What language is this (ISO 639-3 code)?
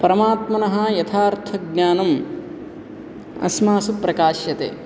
san